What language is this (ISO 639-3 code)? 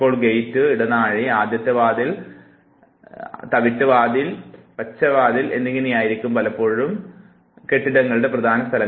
mal